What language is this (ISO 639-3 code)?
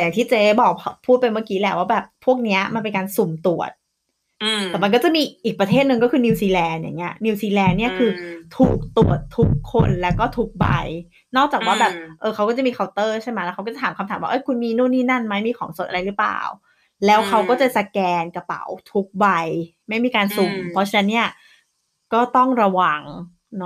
tha